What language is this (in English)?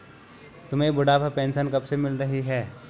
Hindi